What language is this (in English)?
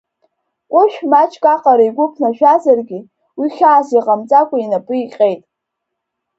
Abkhazian